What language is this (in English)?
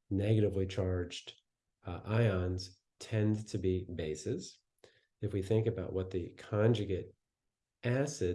English